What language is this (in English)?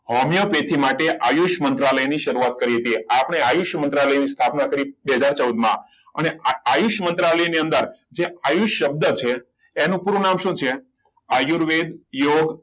Gujarati